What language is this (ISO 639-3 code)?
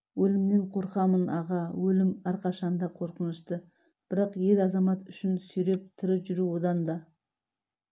kaz